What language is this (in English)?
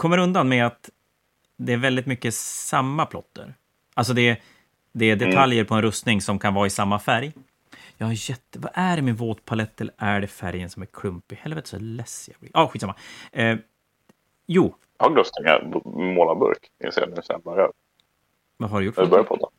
Swedish